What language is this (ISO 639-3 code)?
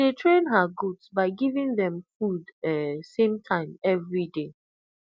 pcm